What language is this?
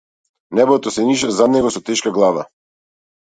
Macedonian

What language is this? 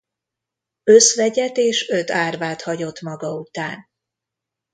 Hungarian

